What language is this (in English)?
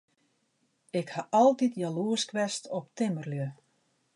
Western Frisian